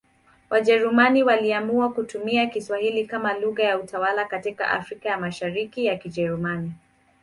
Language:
Swahili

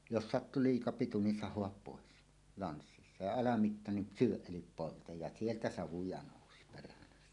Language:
Finnish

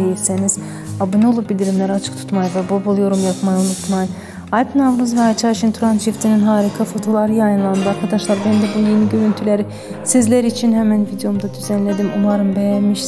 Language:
Turkish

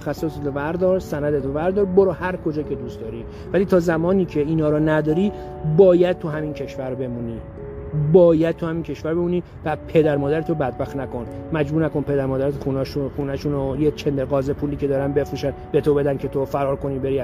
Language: Persian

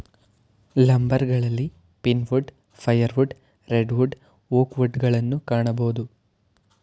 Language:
Kannada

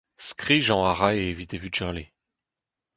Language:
Breton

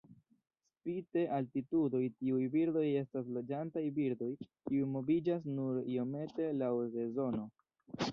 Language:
Esperanto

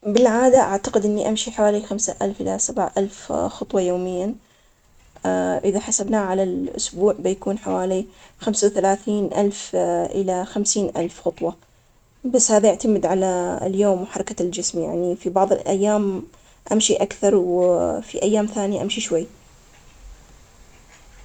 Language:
Omani Arabic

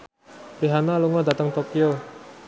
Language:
Javanese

